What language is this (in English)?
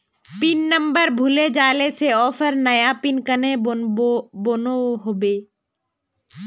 Magahi